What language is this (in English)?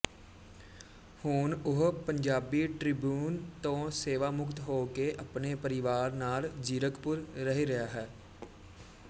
Punjabi